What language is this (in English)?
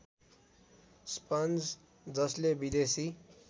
Nepali